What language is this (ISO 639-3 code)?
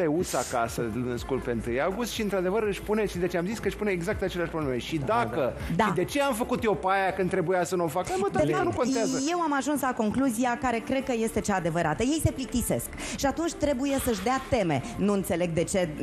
ron